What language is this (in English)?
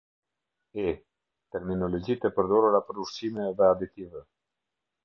Albanian